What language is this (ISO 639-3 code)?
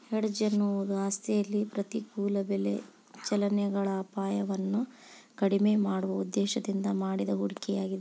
kan